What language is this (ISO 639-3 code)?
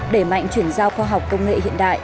vie